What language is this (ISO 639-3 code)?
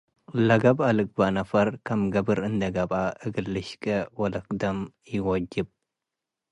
tig